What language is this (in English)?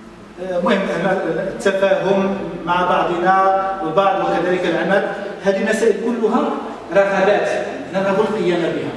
Arabic